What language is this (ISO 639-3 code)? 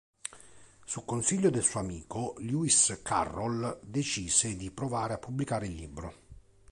ita